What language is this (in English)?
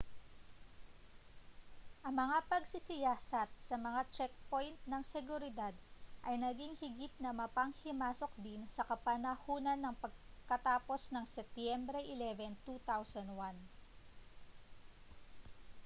Filipino